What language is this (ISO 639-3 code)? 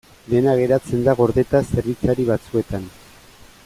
eus